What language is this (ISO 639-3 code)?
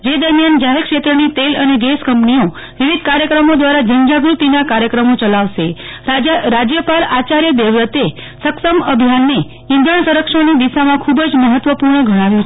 guj